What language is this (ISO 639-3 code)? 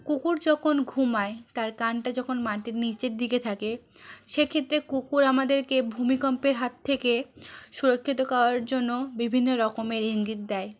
ben